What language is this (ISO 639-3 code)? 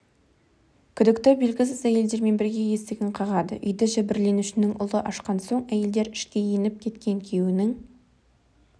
kaz